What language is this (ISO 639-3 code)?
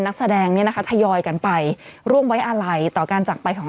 tha